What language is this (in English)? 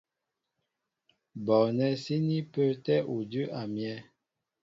Mbo (Cameroon)